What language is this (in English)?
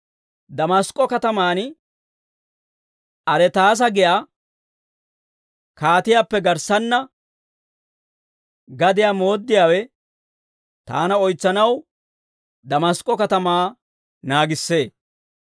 Dawro